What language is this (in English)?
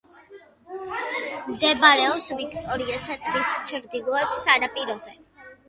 Georgian